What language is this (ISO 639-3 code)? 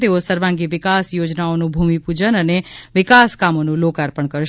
guj